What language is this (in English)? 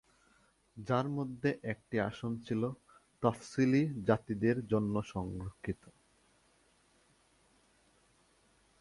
Bangla